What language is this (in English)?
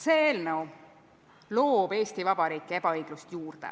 Estonian